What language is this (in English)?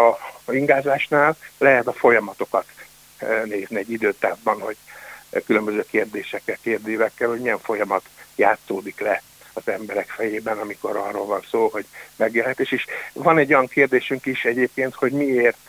Hungarian